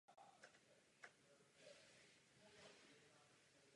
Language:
Czech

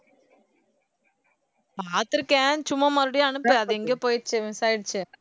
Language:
Tamil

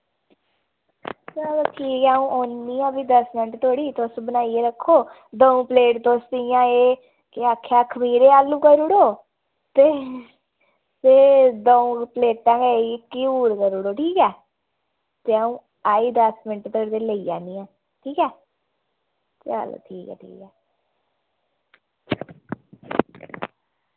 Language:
Dogri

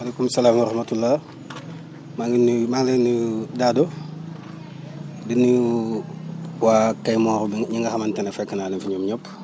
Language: Wolof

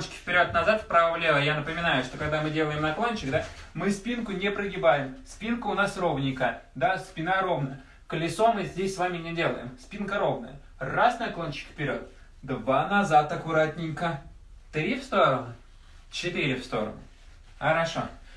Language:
Russian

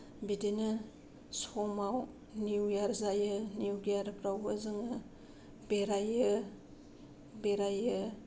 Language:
Bodo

